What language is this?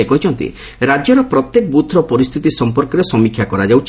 Odia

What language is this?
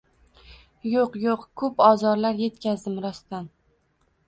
Uzbek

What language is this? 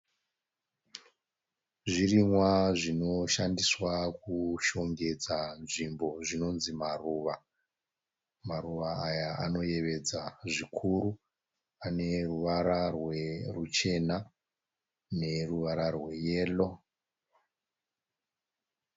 Shona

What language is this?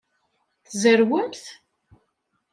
Kabyle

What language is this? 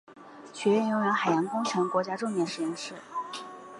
Chinese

